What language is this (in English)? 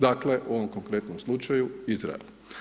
Croatian